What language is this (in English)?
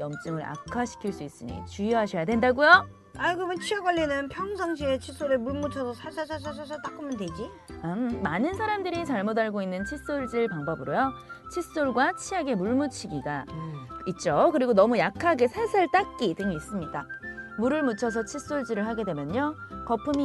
Korean